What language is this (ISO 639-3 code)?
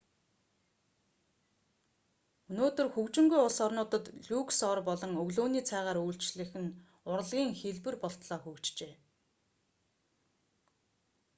mon